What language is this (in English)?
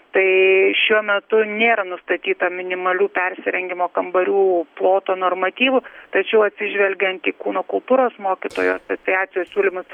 Lithuanian